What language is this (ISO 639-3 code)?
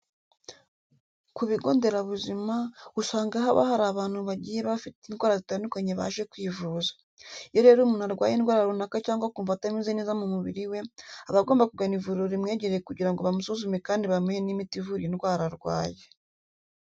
kin